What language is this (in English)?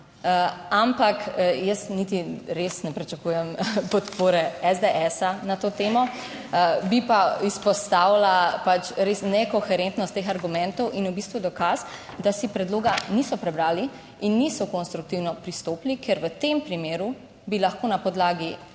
Slovenian